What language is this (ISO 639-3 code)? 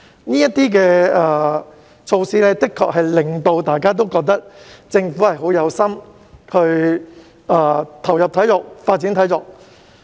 yue